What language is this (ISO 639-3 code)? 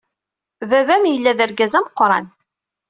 kab